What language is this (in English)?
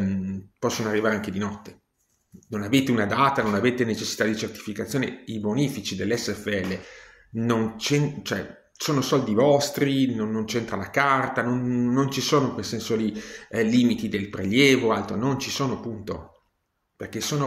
Italian